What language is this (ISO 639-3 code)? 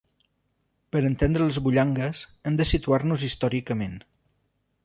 cat